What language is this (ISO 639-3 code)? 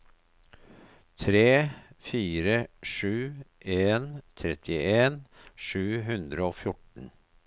nor